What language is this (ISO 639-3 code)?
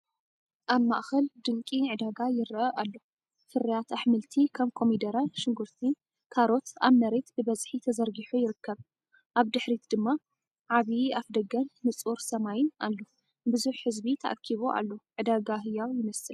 tir